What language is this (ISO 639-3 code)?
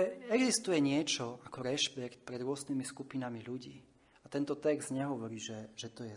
slk